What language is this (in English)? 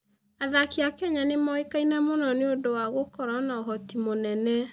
Kikuyu